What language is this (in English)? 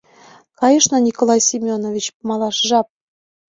Mari